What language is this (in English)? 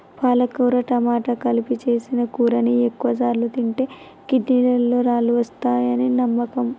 Telugu